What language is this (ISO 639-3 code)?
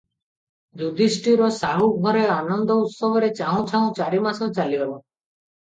ori